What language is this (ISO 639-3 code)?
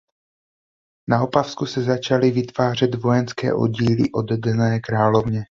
ces